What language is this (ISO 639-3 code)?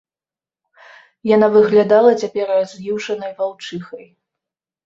bel